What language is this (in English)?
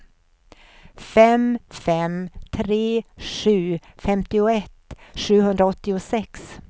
Swedish